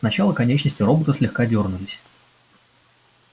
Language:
Russian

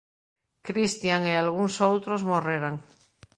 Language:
Galician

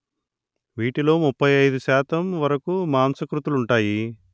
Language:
Telugu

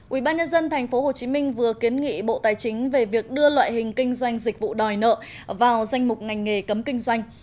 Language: Vietnamese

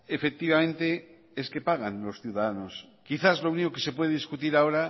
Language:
Spanish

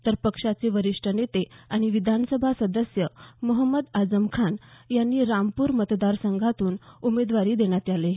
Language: Marathi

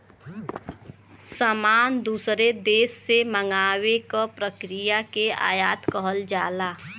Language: Bhojpuri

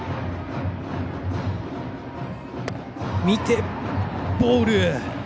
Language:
Japanese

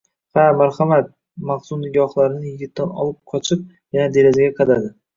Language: Uzbek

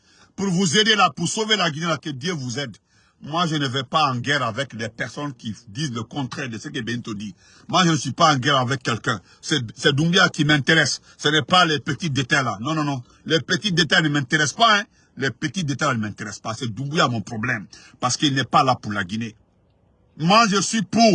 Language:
French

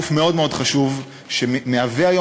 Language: Hebrew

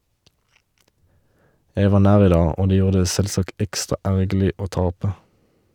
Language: Norwegian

